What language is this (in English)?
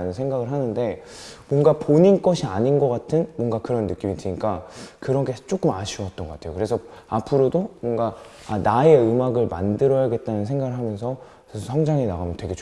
Korean